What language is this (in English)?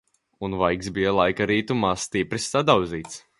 Latvian